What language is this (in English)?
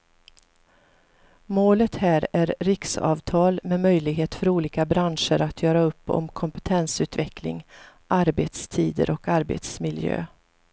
Swedish